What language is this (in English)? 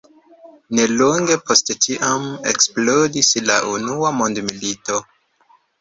Esperanto